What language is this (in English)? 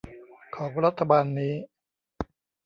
Thai